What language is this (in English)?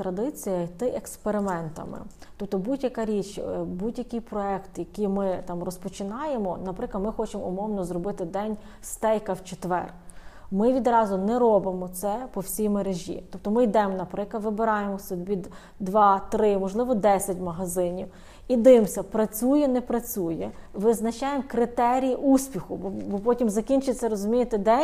Ukrainian